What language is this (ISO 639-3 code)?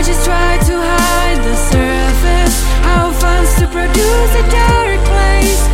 ces